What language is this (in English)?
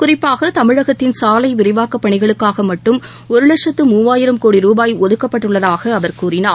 Tamil